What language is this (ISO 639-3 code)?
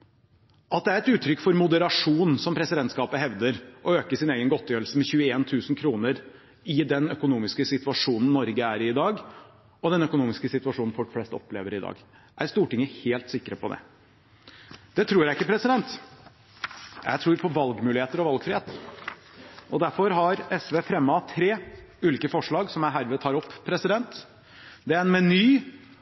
nob